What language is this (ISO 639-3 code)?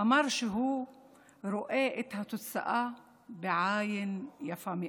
heb